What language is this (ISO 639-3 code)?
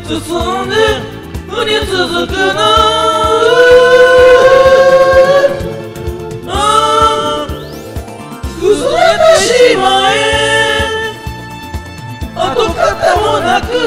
ron